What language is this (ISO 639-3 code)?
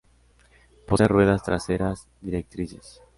spa